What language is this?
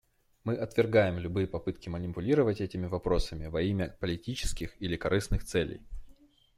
Russian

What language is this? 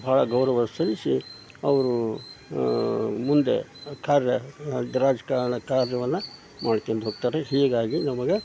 Kannada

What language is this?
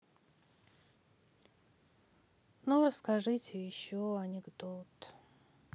Russian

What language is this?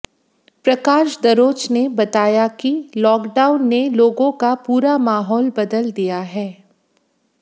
Hindi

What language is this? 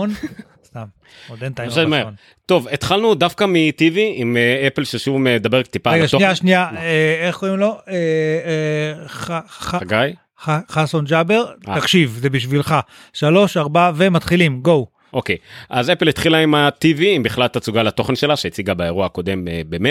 Hebrew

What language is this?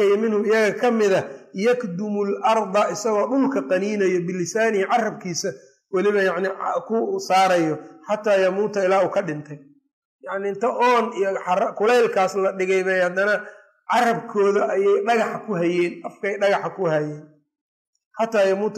Arabic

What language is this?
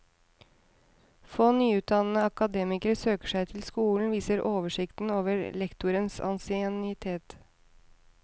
Norwegian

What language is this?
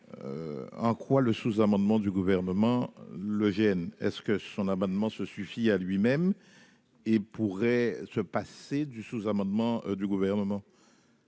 French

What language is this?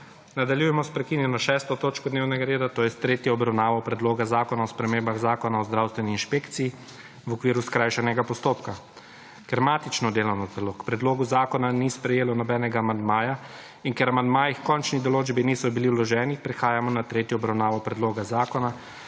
Slovenian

